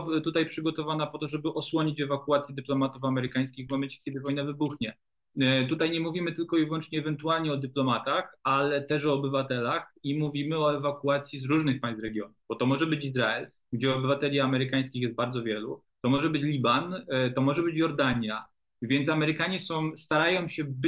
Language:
Polish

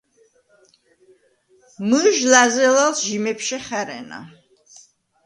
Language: Svan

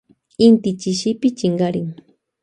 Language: Loja Highland Quichua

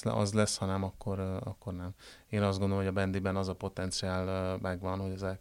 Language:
Hungarian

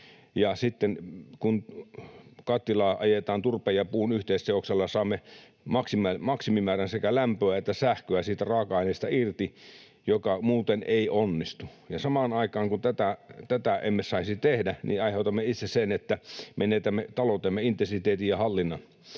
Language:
Finnish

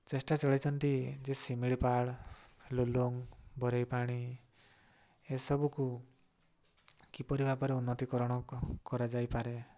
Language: Odia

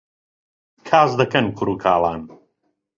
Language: Central Kurdish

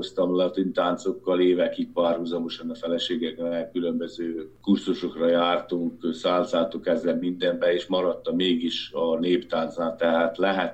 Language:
Hungarian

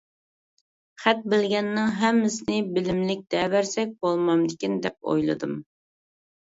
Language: Uyghur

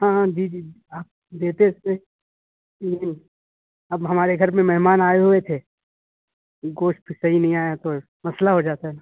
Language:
Urdu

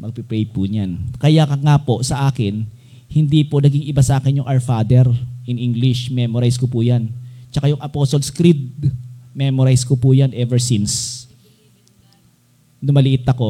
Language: Filipino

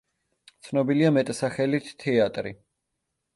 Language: Georgian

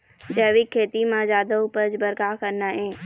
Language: Chhattisgarhi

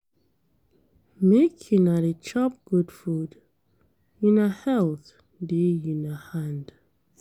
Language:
Nigerian Pidgin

